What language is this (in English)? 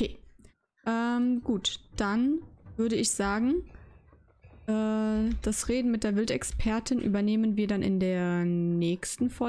German